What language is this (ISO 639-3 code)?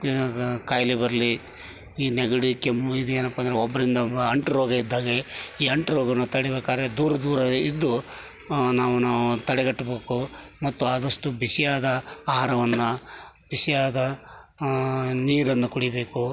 kan